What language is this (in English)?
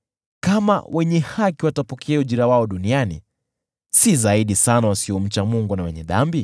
Swahili